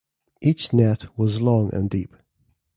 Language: English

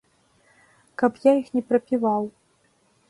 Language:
Belarusian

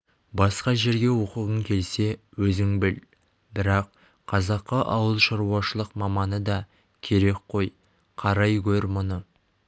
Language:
Kazakh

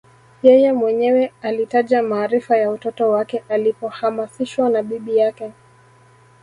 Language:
Swahili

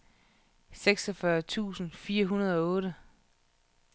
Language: Danish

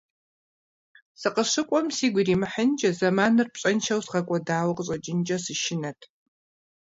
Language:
Kabardian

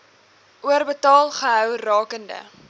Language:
Afrikaans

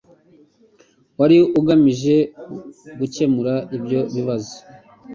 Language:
Kinyarwanda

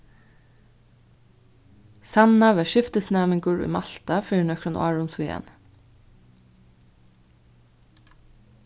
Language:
Faroese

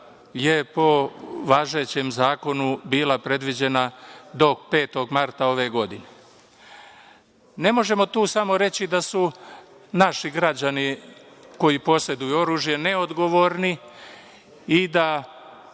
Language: Serbian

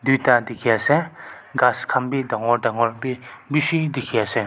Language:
Naga Pidgin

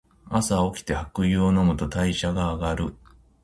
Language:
Japanese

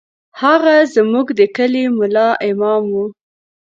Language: Pashto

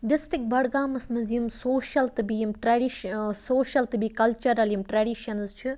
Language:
Kashmiri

